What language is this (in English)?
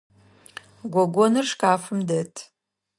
Adyghe